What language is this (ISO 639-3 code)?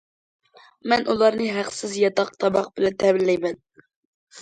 uig